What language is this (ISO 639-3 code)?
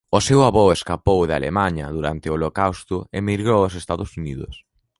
glg